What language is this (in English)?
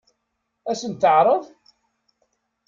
Kabyle